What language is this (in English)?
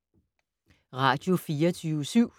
Danish